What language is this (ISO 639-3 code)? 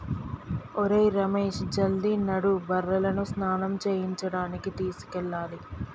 tel